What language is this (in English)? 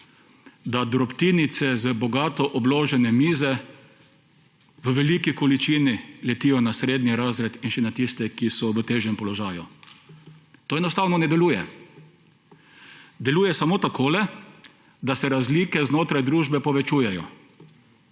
Slovenian